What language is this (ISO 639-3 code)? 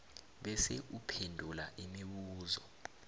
nbl